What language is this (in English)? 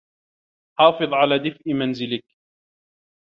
Arabic